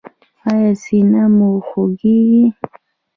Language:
Pashto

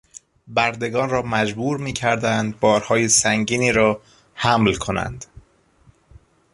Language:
Persian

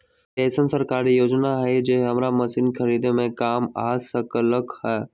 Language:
Magahi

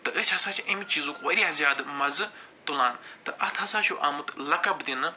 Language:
Kashmiri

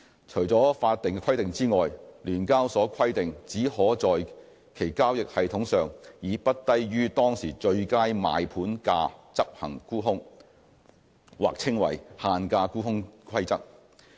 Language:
Cantonese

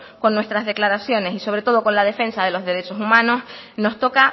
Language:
Spanish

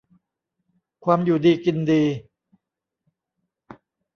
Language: Thai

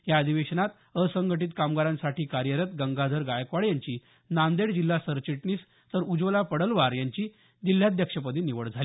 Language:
Marathi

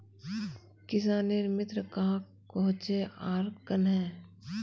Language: Magahi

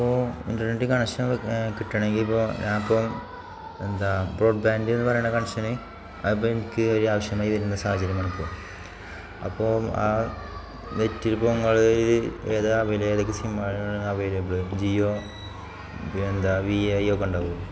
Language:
Malayalam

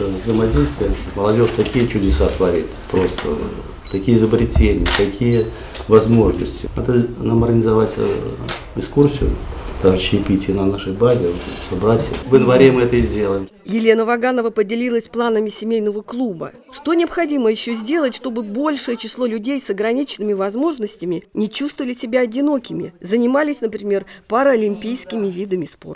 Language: Russian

